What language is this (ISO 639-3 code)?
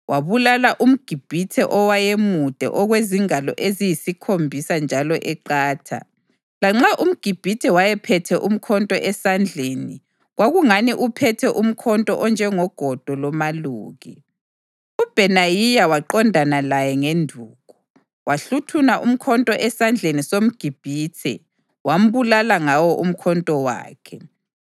nde